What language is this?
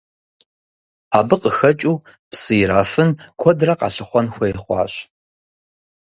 Kabardian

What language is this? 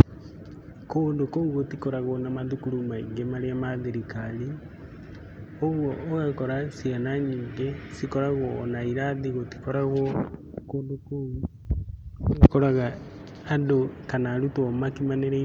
Kikuyu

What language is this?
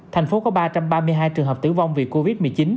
Vietnamese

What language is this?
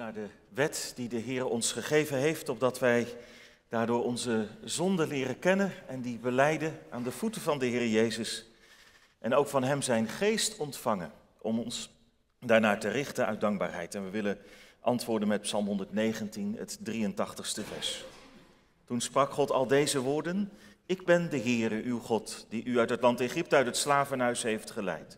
Dutch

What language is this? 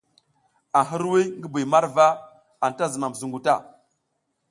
South Giziga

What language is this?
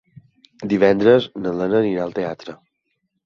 Catalan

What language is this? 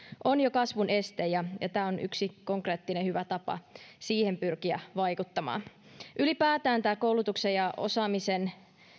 Finnish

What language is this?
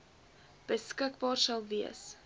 Afrikaans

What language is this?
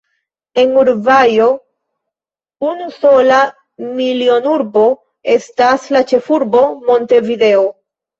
Esperanto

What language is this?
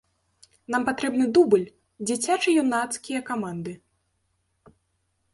Belarusian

